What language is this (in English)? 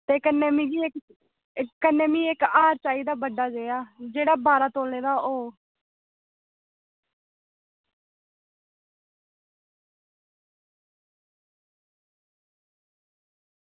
Dogri